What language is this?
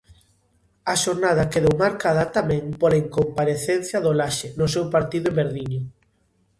Galician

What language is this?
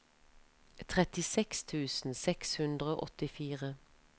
Norwegian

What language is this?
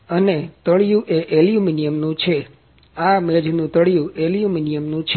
Gujarati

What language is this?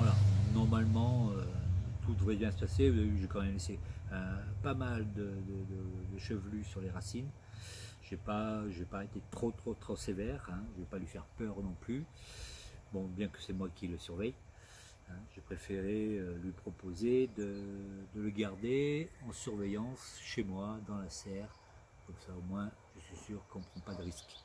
French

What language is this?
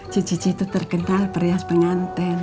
Indonesian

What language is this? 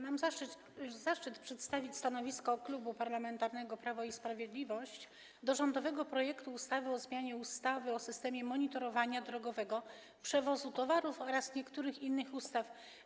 Polish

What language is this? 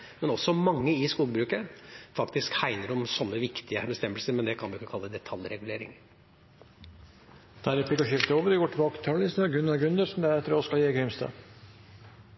Norwegian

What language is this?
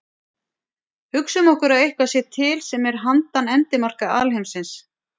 Icelandic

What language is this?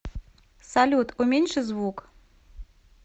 Russian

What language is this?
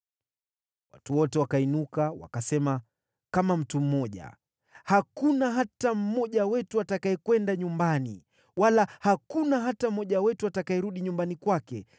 Swahili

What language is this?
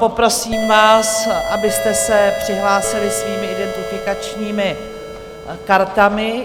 Czech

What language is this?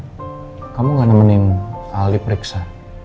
Indonesian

